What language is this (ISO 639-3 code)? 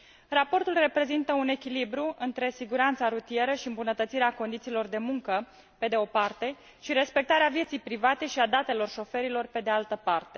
ron